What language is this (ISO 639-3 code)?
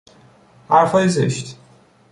fas